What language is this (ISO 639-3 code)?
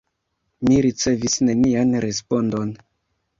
epo